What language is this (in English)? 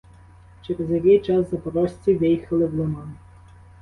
Ukrainian